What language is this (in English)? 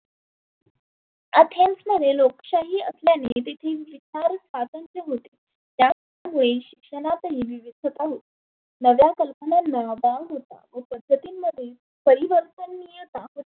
Marathi